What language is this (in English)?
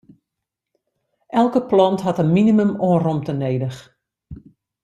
Western Frisian